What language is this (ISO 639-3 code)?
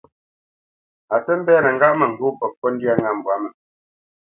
bce